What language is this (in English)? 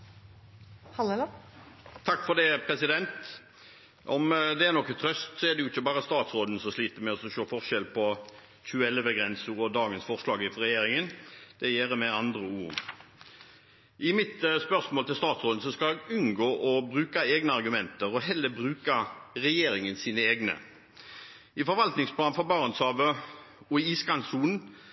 Norwegian Bokmål